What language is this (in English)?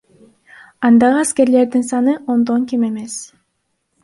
Kyrgyz